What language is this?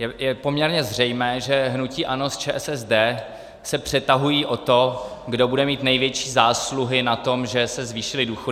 Czech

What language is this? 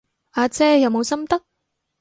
Cantonese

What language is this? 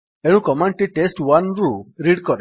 Odia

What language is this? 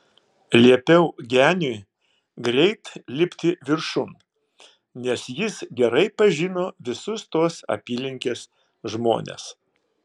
Lithuanian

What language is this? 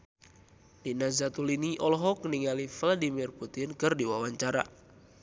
Sundanese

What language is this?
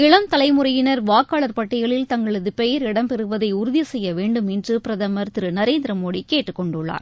Tamil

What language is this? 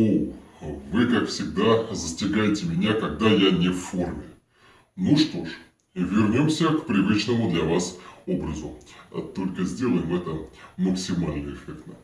Russian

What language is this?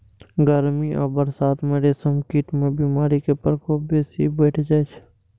Maithili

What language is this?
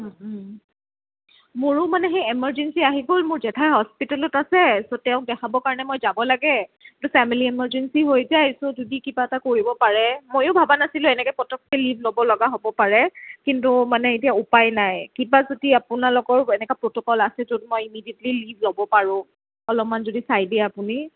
Assamese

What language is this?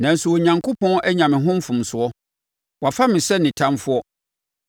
Akan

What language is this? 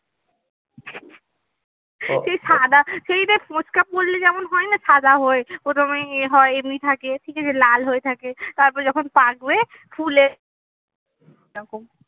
Bangla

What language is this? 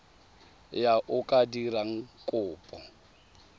Tswana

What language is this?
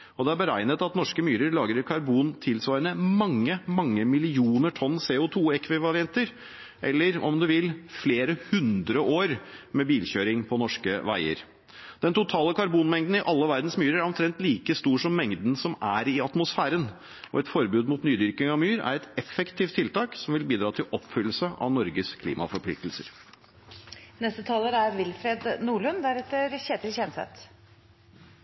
Norwegian Bokmål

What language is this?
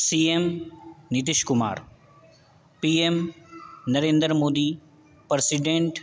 Urdu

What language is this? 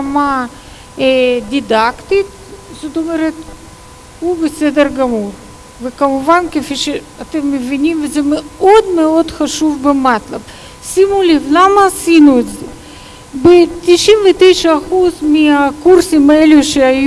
Ukrainian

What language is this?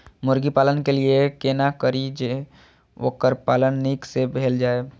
Maithili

